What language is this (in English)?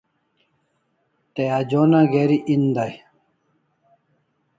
Kalasha